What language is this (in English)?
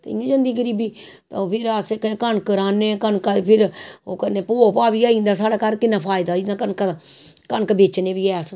Dogri